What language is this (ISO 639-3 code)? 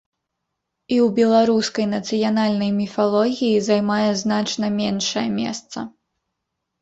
bel